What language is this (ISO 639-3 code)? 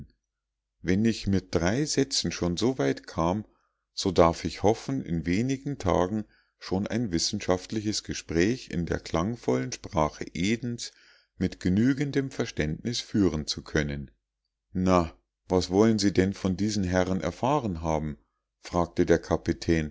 deu